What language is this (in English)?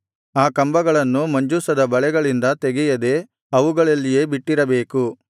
Kannada